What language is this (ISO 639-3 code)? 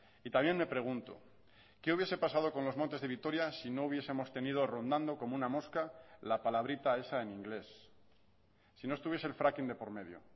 spa